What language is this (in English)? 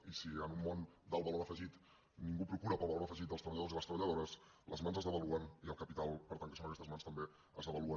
Catalan